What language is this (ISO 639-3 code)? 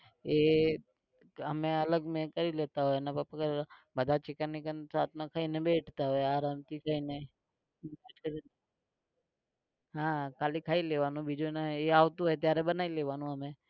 guj